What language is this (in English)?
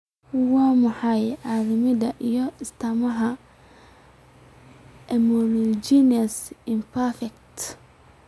Somali